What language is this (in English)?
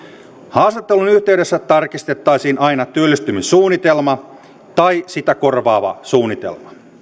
Finnish